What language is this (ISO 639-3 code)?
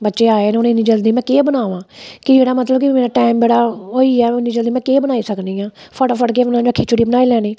doi